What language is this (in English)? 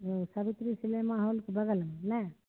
Maithili